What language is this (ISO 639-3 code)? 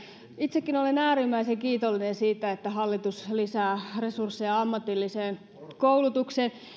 fin